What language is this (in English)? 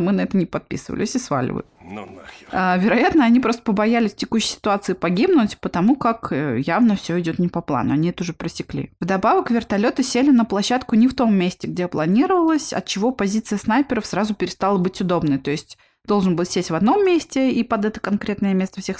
Russian